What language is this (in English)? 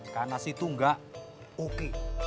Indonesian